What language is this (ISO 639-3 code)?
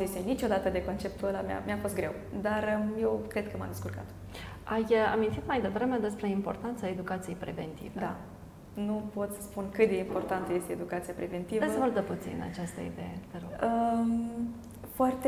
ron